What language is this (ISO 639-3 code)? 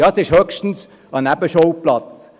gsw